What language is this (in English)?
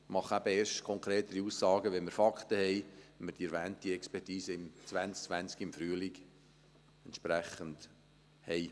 Swiss German